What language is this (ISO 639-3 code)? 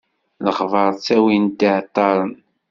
kab